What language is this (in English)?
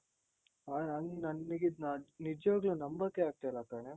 Kannada